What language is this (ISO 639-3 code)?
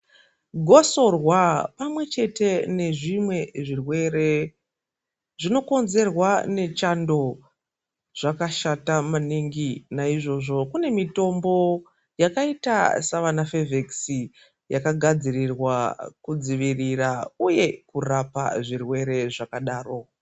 ndc